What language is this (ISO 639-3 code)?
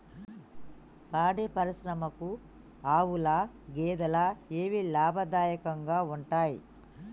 tel